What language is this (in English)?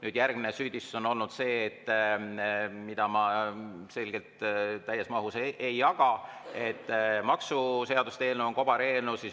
Estonian